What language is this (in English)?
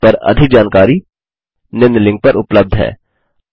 Hindi